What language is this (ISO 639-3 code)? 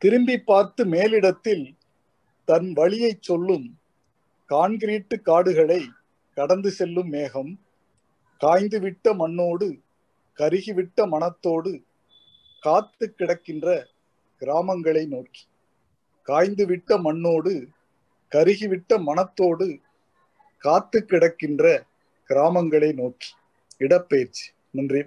tam